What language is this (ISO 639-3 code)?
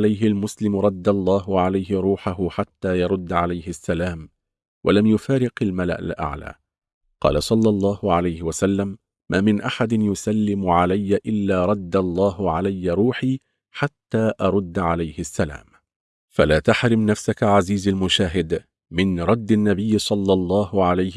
ara